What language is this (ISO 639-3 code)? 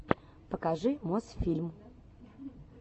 rus